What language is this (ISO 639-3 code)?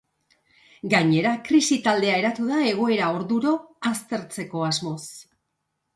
eus